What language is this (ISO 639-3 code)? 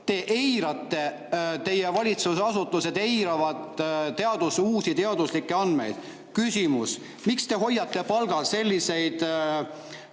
est